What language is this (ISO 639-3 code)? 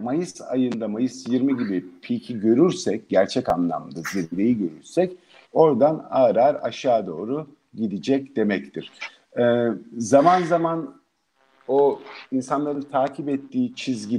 tur